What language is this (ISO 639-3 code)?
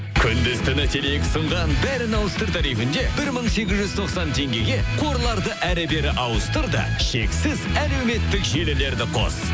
kaz